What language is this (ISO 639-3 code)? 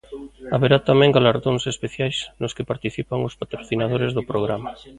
glg